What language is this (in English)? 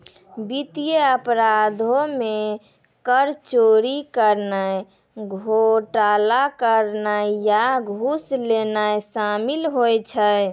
Maithili